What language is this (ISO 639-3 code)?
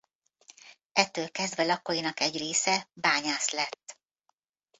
hun